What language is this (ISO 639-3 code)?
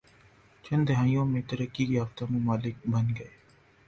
urd